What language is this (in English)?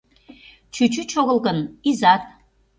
Mari